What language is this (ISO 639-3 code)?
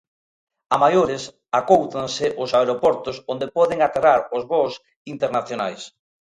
glg